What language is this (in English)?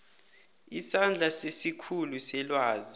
South Ndebele